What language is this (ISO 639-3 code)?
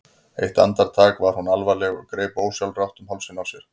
isl